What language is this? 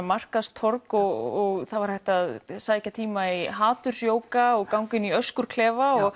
Icelandic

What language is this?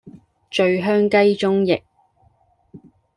Cantonese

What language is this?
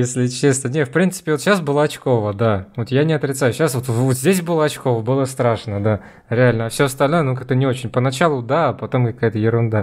Russian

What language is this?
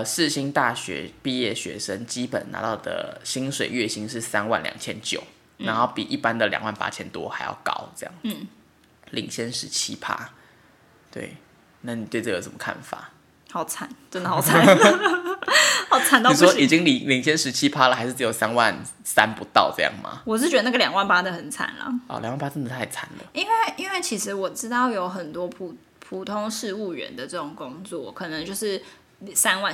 Chinese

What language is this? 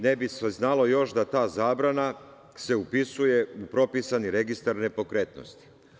Serbian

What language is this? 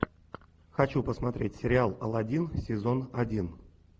Russian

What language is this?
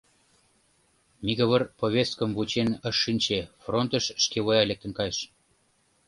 Mari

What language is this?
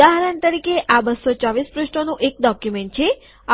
Gujarati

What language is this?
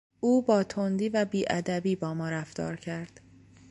Persian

